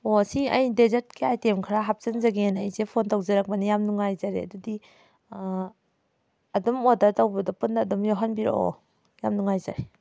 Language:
Manipuri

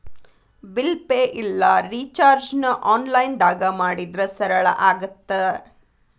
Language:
Kannada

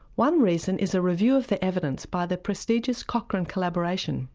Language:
English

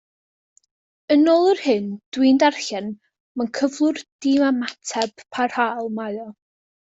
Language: Welsh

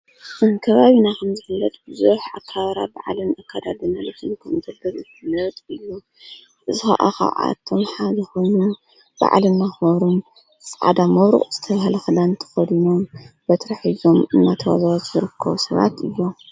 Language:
Tigrinya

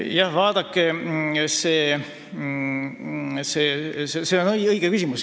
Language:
Estonian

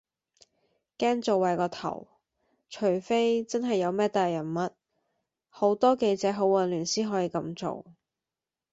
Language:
Cantonese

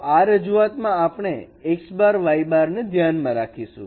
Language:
Gujarati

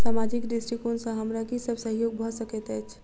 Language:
Maithili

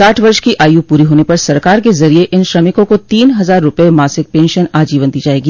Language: Hindi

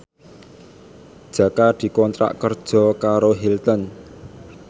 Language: Javanese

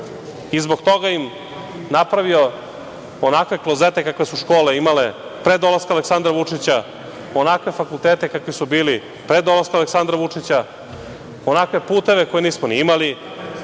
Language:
Serbian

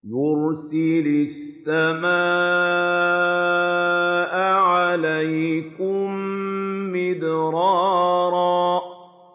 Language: Arabic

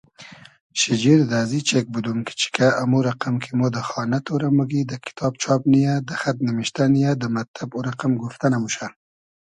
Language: Hazaragi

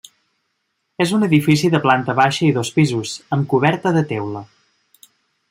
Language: Catalan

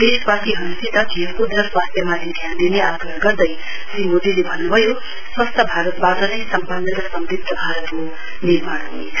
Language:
Nepali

